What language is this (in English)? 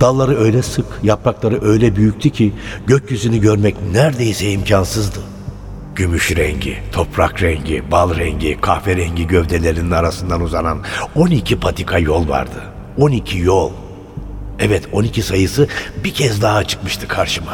Turkish